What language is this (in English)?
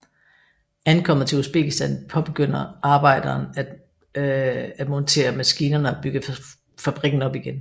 Danish